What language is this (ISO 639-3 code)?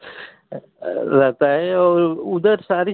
hin